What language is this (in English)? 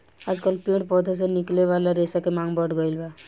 Bhojpuri